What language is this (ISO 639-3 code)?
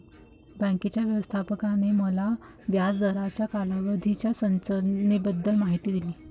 mar